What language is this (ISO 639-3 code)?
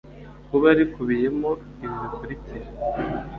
kin